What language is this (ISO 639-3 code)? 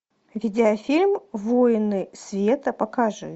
rus